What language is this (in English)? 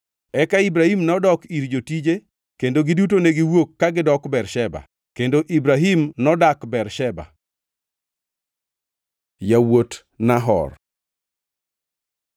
Luo (Kenya and Tanzania)